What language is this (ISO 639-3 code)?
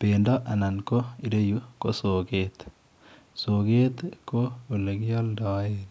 kln